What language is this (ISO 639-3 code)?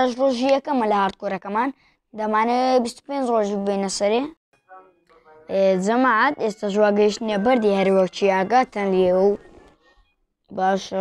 ara